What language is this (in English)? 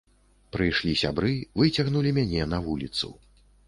Belarusian